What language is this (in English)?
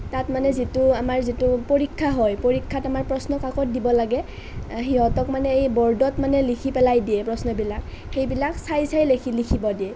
Assamese